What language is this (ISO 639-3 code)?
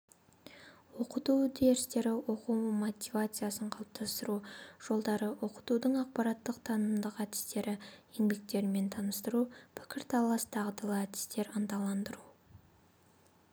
kaz